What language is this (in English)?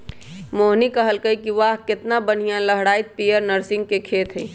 Magahi